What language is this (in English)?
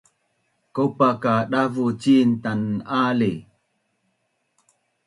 Bunun